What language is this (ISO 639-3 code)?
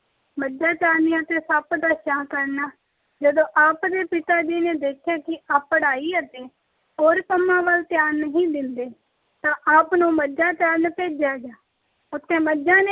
pan